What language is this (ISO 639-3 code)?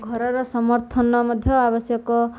ori